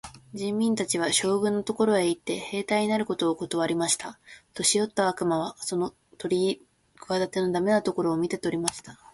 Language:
Japanese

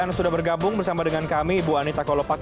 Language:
Indonesian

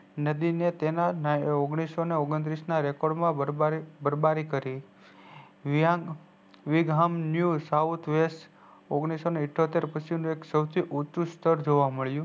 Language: Gujarati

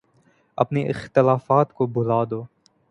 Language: Urdu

